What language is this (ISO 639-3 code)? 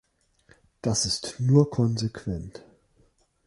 deu